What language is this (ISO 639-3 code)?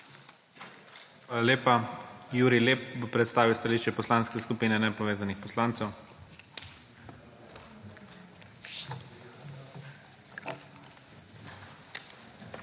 slv